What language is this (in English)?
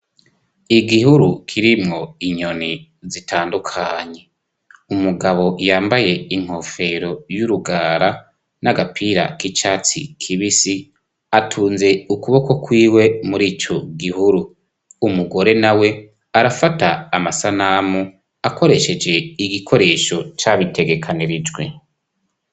Rundi